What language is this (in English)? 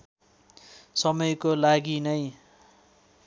Nepali